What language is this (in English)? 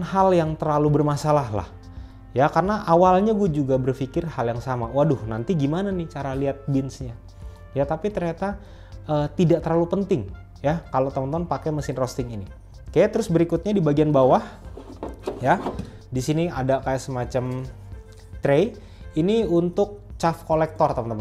Indonesian